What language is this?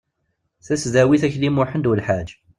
Kabyle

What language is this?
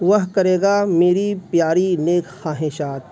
Urdu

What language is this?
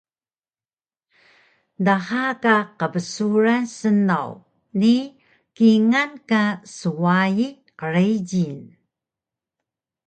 Taroko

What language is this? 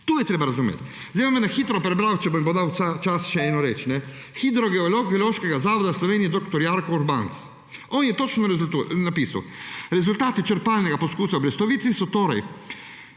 Slovenian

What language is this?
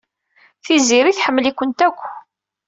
Kabyle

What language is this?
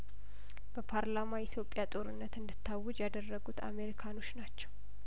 Amharic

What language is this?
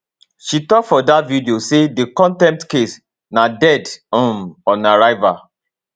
Nigerian Pidgin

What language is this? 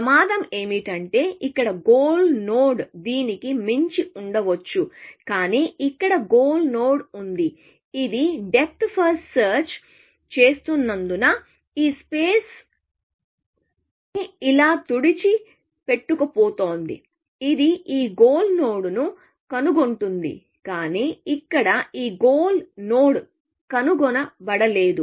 Telugu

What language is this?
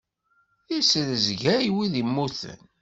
Kabyle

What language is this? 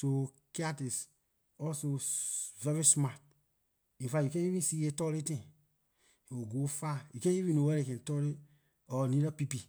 Liberian English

